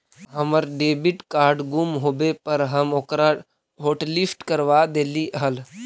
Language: Magahi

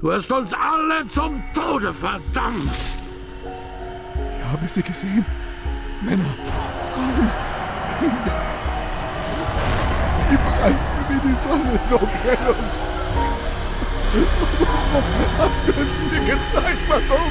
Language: German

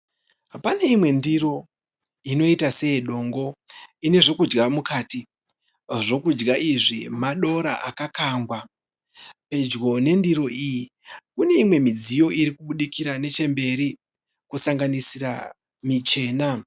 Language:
Shona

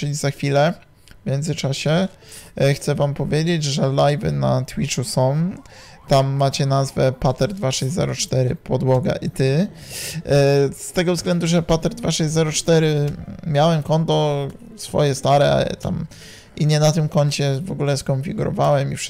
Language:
Polish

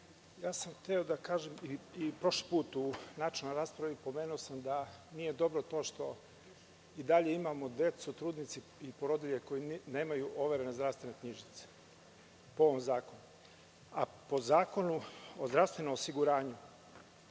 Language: Serbian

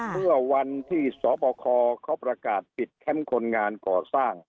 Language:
Thai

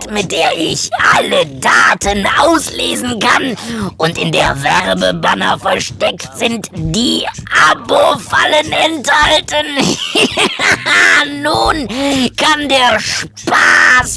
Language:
German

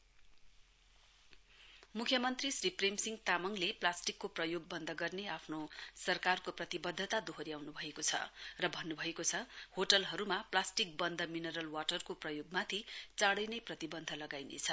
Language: Nepali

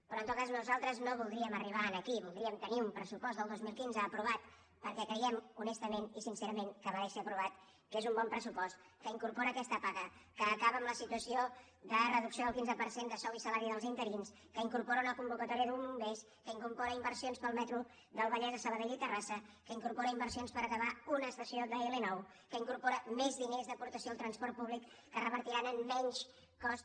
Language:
Catalan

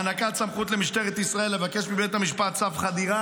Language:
Hebrew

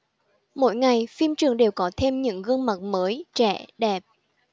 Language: Vietnamese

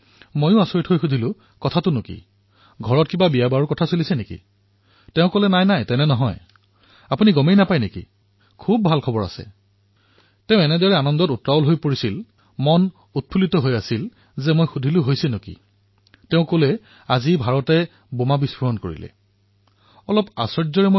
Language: Assamese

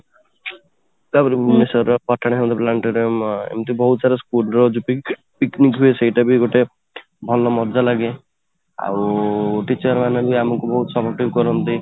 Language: Odia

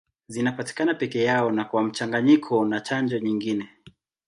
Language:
Swahili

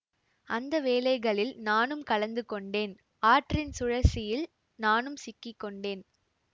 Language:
Tamil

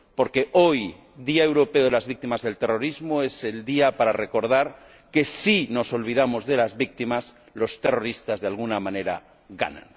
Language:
Spanish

